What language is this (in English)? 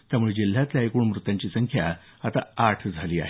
Marathi